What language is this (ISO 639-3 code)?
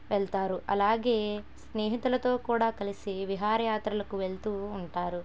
tel